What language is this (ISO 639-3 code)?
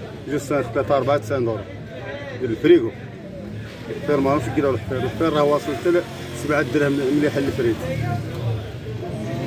ara